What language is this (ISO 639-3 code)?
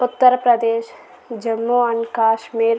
tel